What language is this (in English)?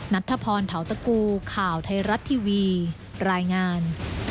Thai